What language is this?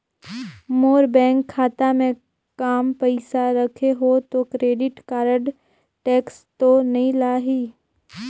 Chhattisgarhi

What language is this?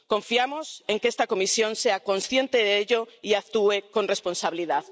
Spanish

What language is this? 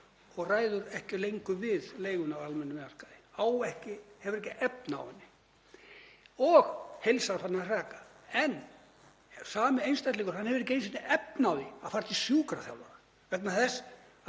Icelandic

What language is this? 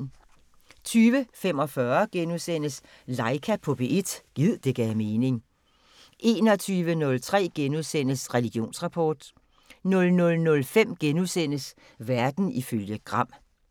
Danish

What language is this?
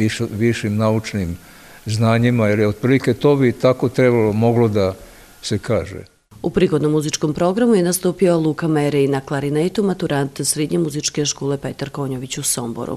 Croatian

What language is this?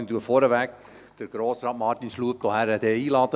Swiss German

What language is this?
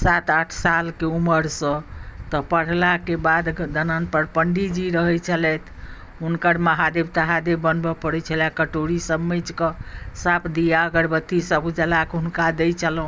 Maithili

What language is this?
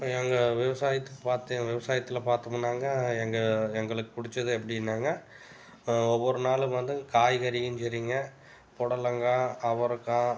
Tamil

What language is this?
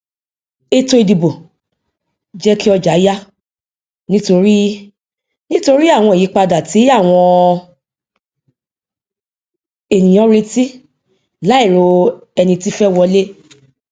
Yoruba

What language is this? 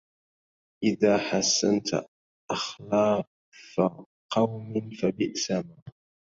Arabic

